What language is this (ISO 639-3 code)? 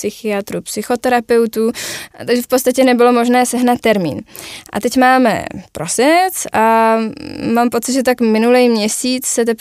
ces